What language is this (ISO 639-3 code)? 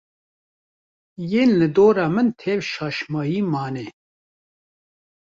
kur